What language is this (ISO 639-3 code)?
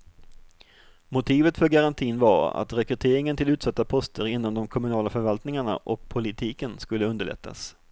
swe